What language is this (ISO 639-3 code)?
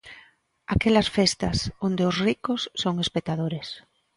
glg